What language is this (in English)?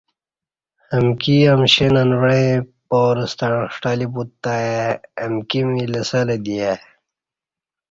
Kati